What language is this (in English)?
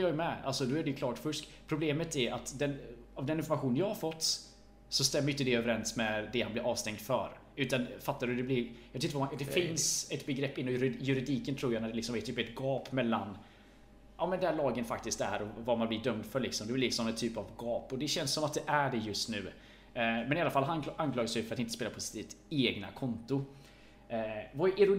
Swedish